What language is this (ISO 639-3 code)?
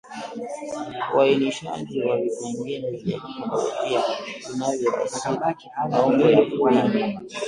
swa